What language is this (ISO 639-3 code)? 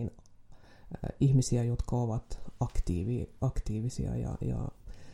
fin